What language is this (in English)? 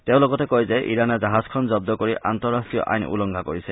Assamese